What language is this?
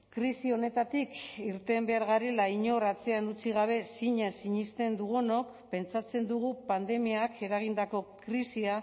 Basque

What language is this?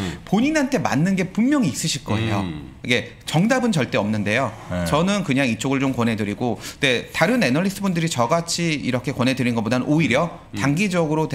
Korean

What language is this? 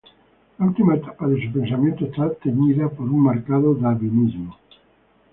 Spanish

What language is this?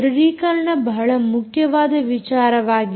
Kannada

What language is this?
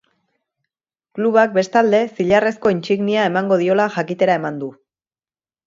Basque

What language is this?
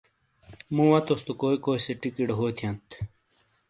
Shina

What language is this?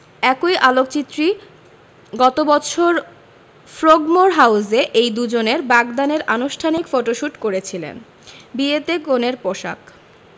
Bangla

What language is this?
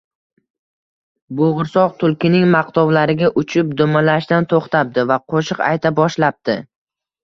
Uzbek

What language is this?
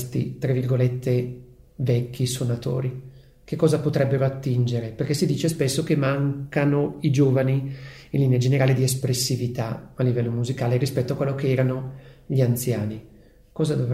Italian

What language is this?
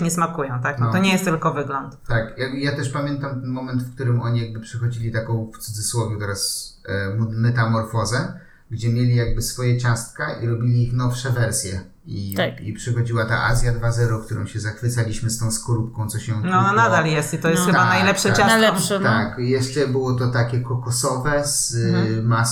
Polish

